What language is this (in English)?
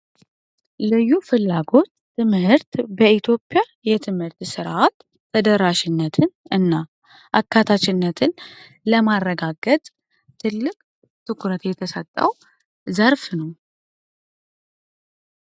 Amharic